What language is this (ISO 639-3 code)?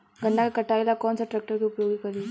bho